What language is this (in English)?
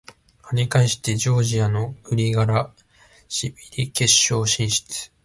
Japanese